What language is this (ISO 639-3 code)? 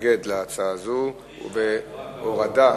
heb